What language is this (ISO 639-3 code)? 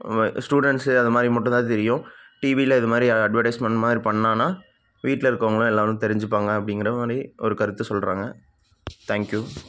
tam